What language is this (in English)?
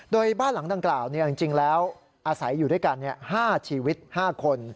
Thai